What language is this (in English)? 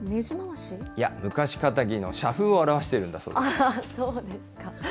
Japanese